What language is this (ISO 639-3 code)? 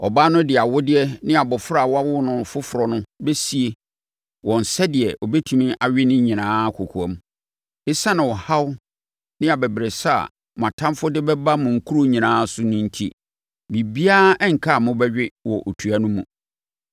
aka